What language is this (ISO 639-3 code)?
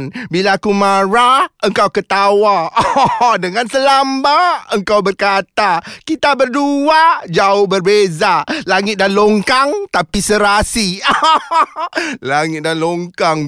msa